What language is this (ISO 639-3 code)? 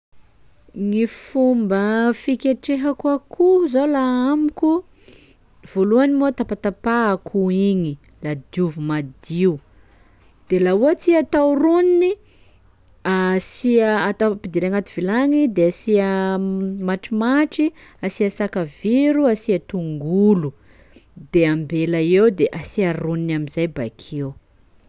skg